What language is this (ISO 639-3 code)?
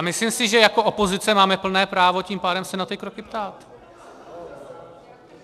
ces